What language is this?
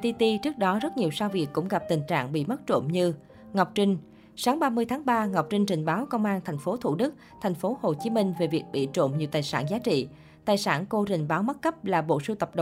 Vietnamese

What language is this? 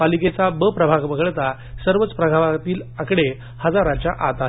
Marathi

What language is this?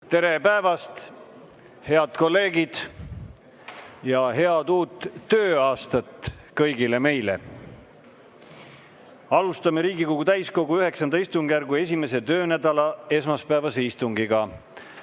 Estonian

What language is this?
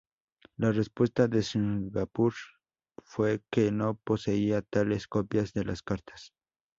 Spanish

